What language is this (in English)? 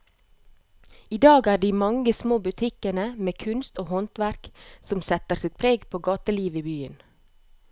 Norwegian